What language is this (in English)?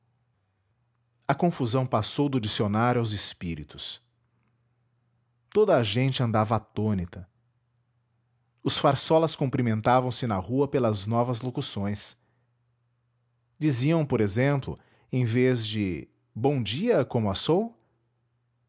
Portuguese